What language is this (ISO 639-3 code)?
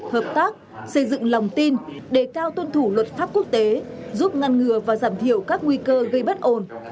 vie